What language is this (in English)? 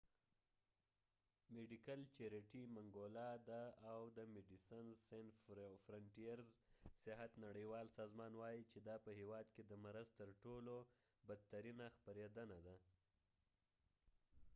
Pashto